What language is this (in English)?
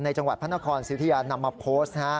Thai